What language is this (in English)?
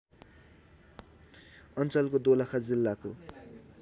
Nepali